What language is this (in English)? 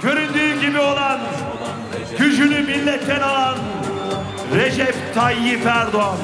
Turkish